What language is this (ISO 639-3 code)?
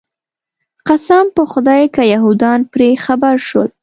pus